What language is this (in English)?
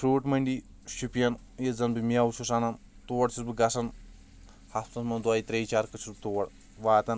Kashmiri